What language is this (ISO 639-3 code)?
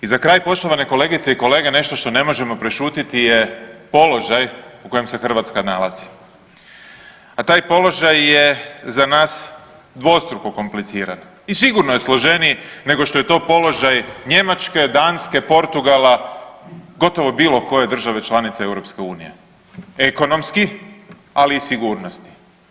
hrv